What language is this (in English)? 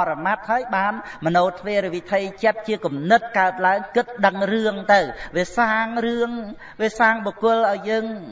Vietnamese